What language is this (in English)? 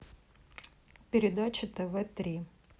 Russian